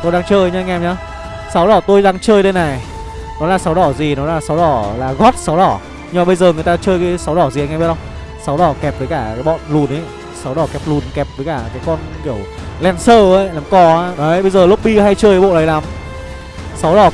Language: Vietnamese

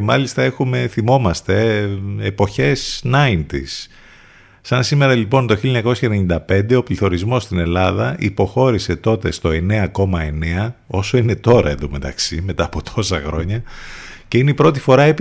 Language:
Greek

